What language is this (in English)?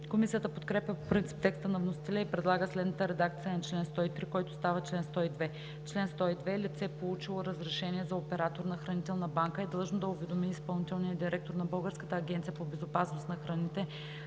Bulgarian